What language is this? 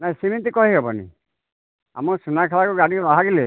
Odia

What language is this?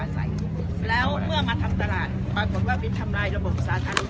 Thai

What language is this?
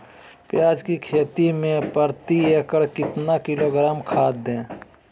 Magahi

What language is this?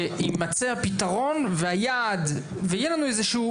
Hebrew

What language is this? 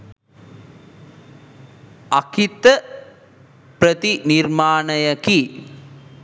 Sinhala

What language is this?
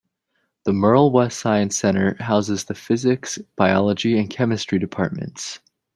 English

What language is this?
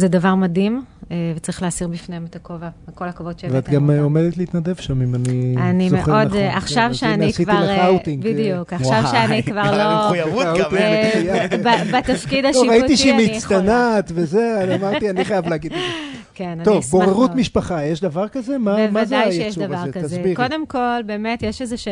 Hebrew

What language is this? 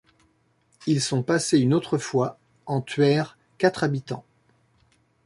French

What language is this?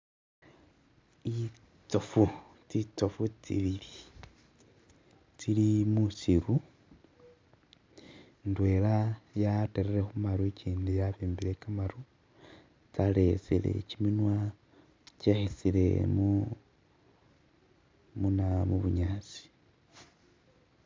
Masaaba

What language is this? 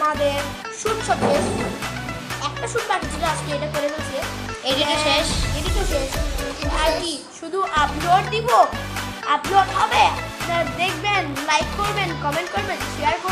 Thai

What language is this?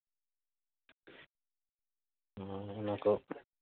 Santali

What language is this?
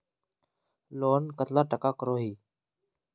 Magahi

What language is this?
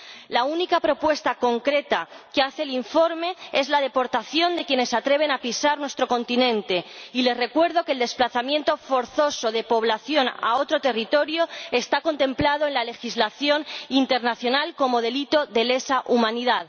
Spanish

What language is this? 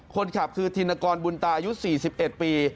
Thai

